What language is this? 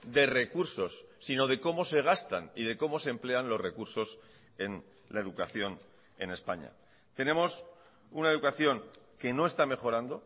Spanish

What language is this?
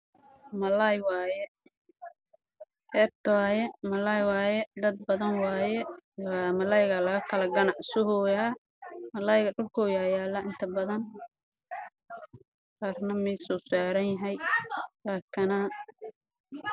Somali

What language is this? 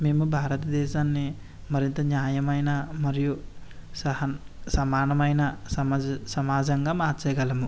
Telugu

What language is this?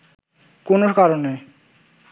Bangla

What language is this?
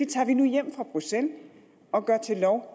Danish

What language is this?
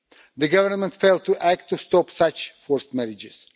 English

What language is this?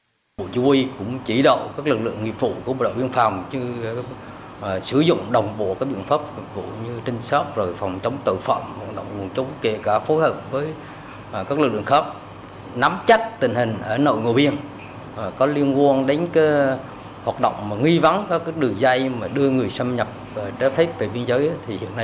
Vietnamese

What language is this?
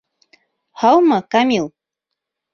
Bashkir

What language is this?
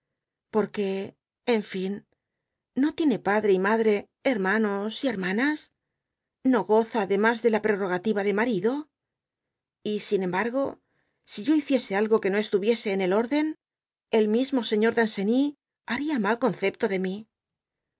Spanish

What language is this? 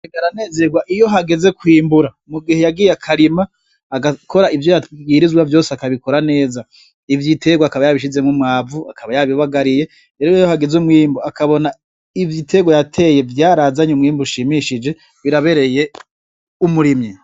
Rundi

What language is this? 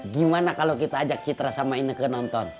Indonesian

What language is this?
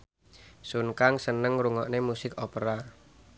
Javanese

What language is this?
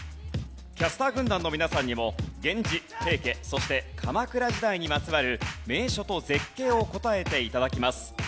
Japanese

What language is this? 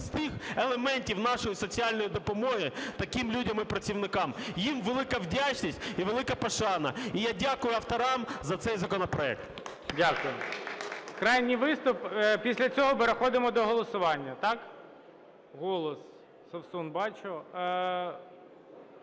Ukrainian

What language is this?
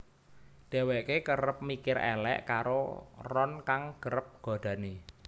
Javanese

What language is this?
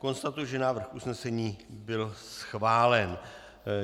Czech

